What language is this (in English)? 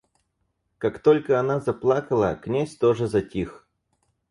Russian